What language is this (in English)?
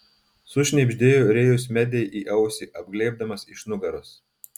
Lithuanian